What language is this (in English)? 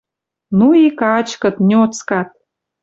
Western Mari